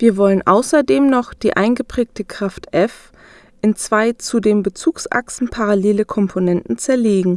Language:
German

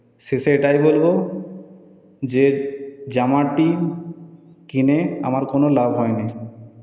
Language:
Bangla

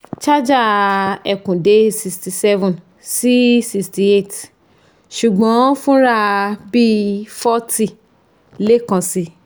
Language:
Yoruba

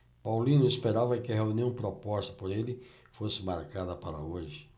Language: Portuguese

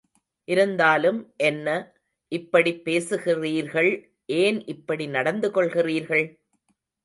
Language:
Tamil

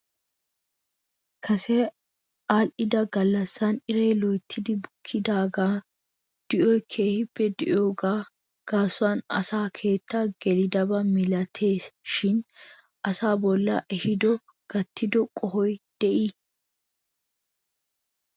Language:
Wolaytta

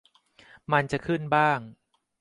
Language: Thai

